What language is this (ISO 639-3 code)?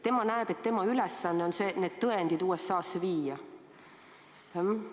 est